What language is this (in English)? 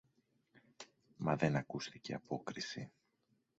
Greek